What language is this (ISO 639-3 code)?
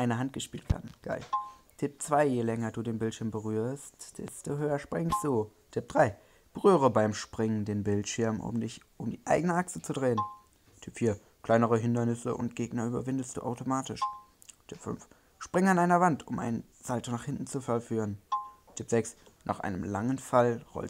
deu